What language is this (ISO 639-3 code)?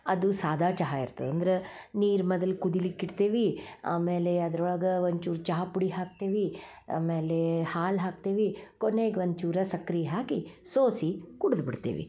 kan